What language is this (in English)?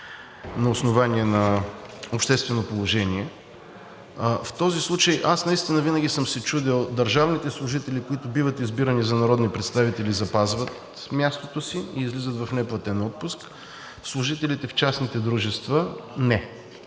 Bulgarian